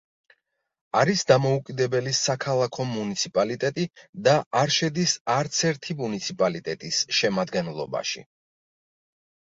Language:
Georgian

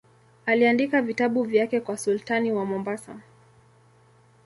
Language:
Swahili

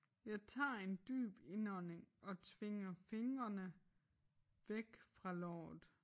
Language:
Danish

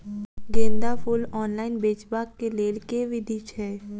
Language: Maithili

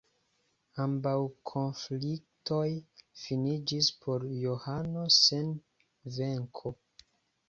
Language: Esperanto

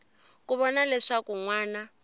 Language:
Tsonga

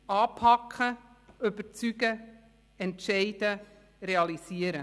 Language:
Swiss German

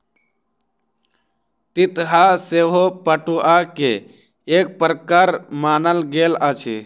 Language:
Maithili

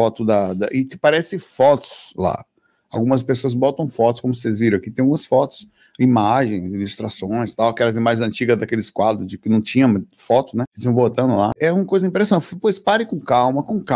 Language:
Portuguese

